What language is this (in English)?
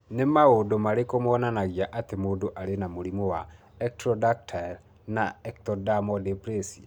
Kikuyu